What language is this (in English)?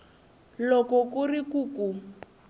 Tsonga